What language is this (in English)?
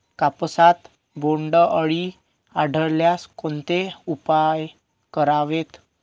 Marathi